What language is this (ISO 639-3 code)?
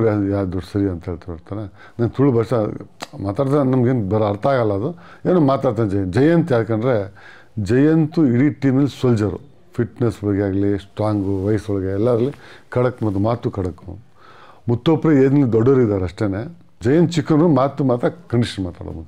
tur